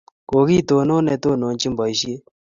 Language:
Kalenjin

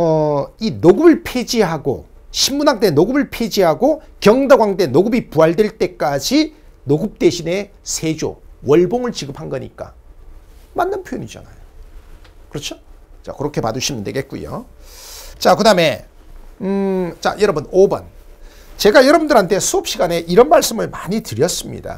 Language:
Korean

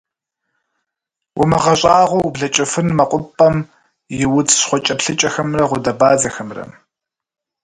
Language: Kabardian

